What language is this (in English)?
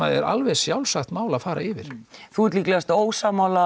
Icelandic